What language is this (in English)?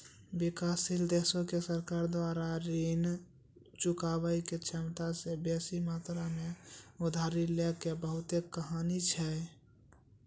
Maithili